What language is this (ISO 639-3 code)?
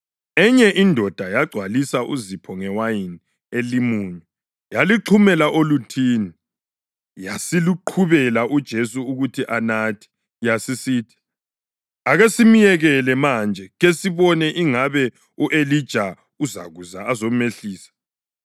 nde